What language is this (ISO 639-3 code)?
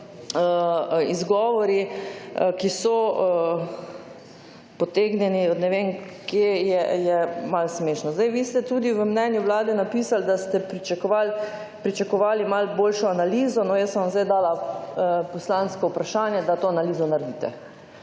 slv